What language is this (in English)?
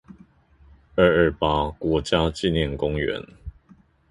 Chinese